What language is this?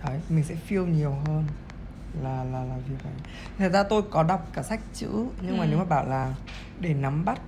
Vietnamese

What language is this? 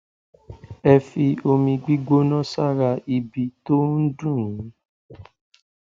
Yoruba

